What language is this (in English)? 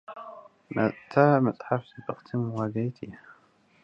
Tigrinya